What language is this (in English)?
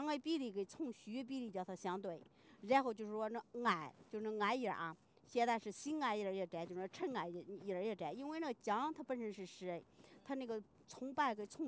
Chinese